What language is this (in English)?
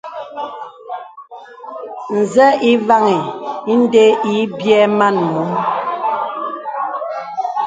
Bebele